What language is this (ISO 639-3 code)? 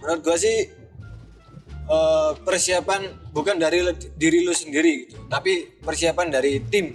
ind